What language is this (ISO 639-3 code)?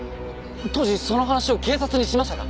jpn